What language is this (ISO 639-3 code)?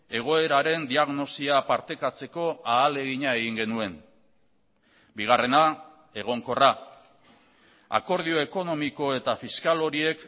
eus